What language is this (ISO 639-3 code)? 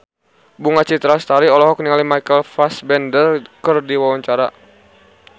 sun